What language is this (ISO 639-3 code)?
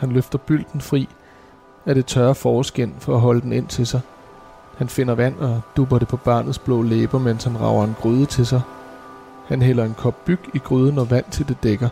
dan